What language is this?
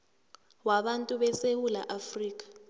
South Ndebele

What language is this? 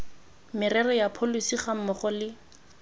Tswana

